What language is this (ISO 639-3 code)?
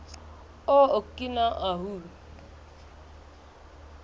sot